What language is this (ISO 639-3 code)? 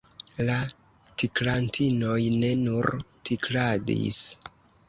epo